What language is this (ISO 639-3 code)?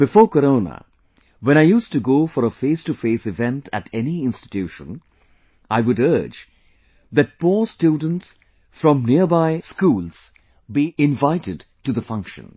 eng